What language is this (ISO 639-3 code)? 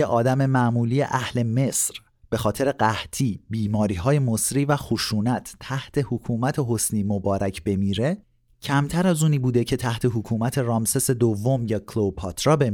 fas